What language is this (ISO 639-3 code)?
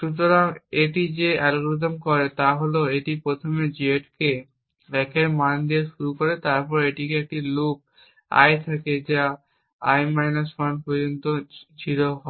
ben